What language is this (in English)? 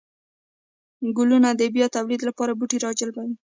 Pashto